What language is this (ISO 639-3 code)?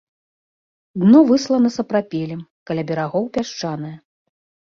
bel